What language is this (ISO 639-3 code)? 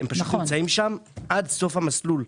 heb